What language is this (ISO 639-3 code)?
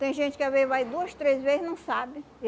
por